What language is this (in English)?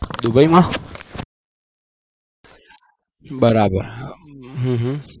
Gujarati